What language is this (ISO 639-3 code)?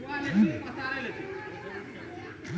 mai